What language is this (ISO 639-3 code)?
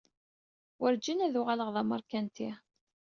kab